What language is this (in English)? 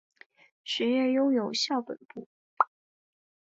Chinese